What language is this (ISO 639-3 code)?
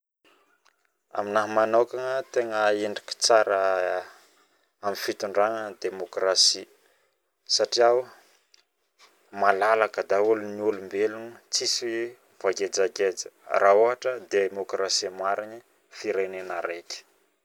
bmm